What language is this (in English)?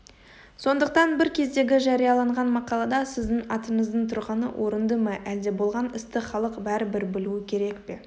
Kazakh